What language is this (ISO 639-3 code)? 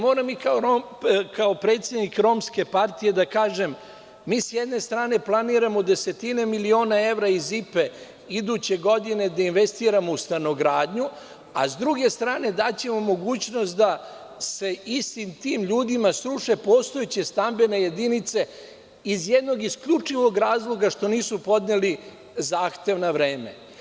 srp